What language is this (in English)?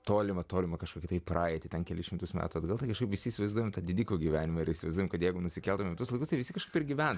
Lithuanian